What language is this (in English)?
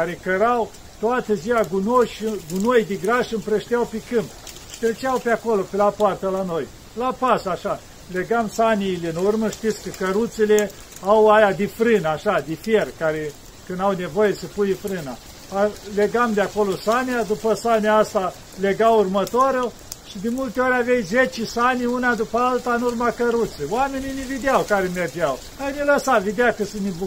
Romanian